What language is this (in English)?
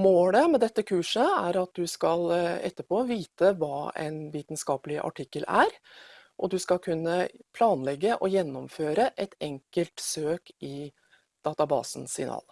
Norwegian